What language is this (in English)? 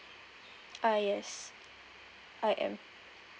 English